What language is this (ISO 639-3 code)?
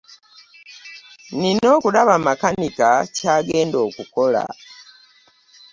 lug